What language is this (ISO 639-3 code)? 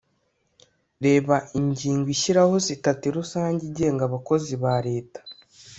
kin